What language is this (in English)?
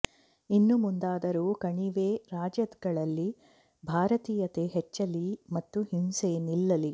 Kannada